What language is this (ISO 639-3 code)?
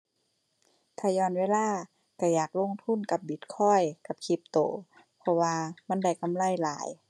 tha